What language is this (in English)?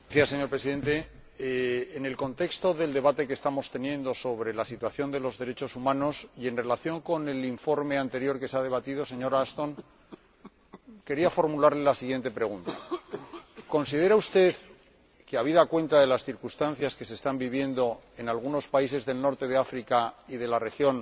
Spanish